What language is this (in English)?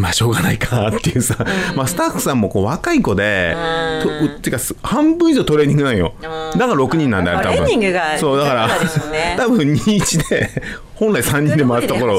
Japanese